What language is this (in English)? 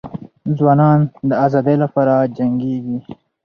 Pashto